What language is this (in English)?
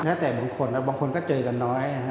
Thai